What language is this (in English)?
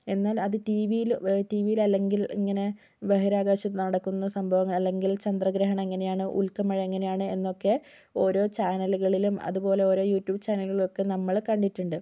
Malayalam